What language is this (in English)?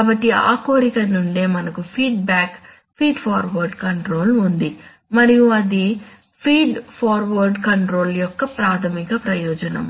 Telugu